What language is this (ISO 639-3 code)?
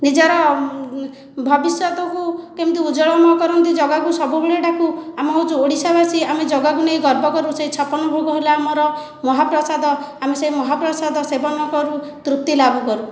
ori